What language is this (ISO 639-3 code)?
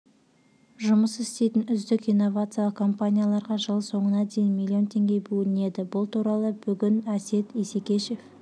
kaz